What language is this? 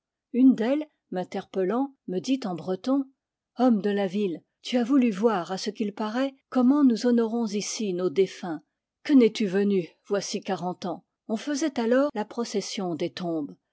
French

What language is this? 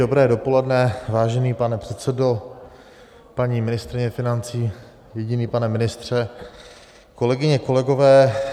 Czech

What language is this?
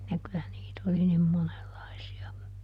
Finnish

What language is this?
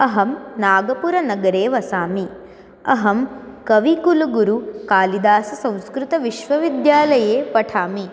Sanskrit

